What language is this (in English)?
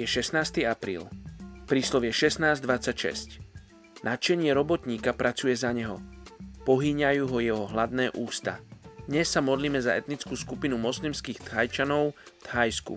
Slovak